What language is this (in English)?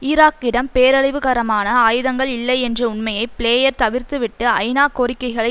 Tamil